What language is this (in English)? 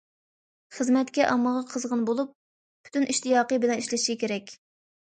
Uyghur